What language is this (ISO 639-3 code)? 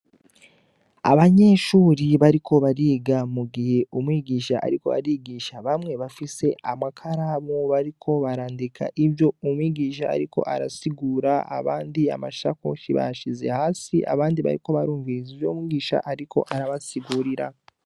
run